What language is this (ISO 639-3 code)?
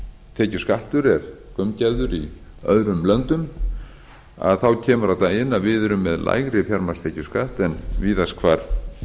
isl